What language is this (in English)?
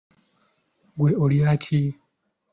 Ganda